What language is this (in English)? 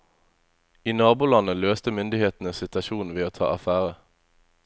Norwegian